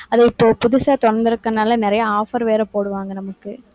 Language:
Tamil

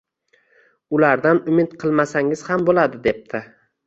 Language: Uzbek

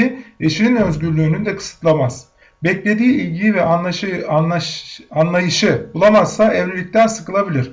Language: Turkish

